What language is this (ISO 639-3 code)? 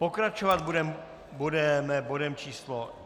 ces